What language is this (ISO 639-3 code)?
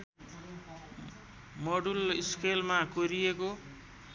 nep